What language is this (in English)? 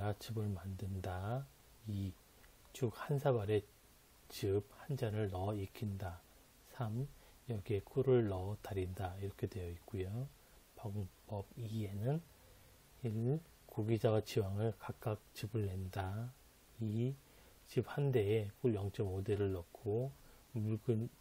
Korean